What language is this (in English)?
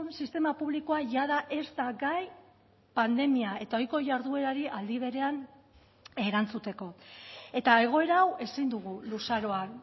Basque